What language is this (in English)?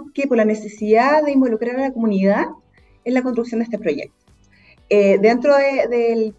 Spanish